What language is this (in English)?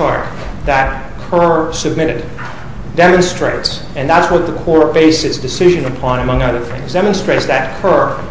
English